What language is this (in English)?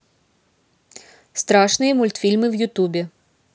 Russian